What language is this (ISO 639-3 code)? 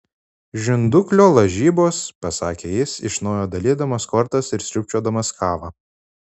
lit